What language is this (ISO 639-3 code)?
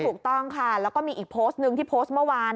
tha